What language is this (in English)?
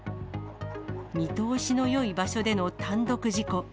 Japanese